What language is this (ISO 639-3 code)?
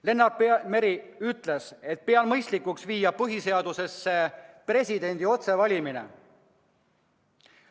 est